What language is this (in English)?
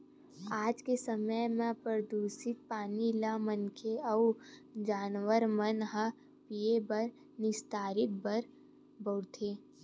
Chhattisgarhi